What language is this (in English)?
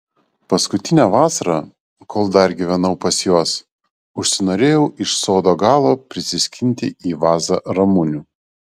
Lithuanian